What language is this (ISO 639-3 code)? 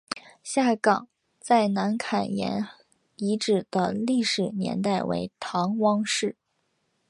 zho